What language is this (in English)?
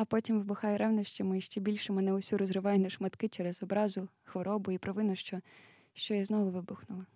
Ukrainian